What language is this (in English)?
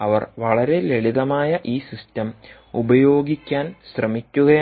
Malayalam